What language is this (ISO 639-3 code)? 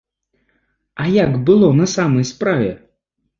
bel